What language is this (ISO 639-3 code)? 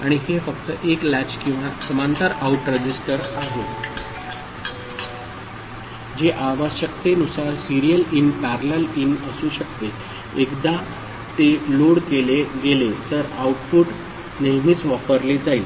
mar